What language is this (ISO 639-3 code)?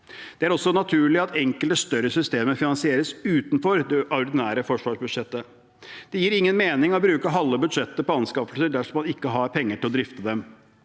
nor